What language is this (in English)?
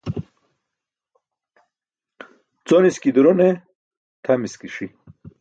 Burushaski